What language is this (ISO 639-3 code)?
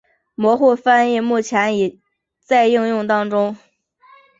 zho